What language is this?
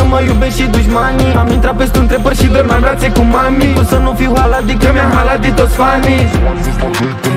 Romanian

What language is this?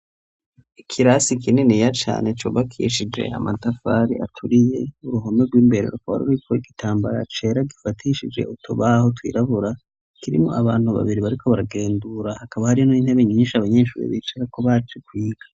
Rundi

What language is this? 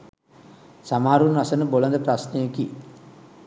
Sinhala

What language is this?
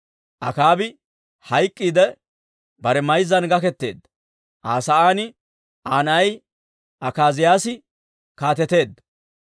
Dawro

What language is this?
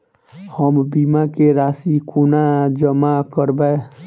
Maithili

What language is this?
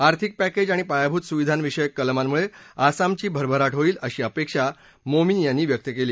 Marathi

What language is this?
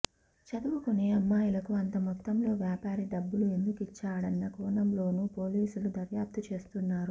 Telugu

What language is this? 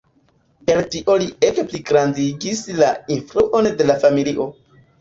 Esperanto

